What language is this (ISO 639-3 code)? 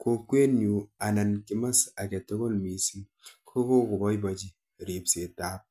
kln